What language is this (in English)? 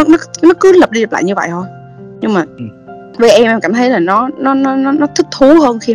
Vietnamese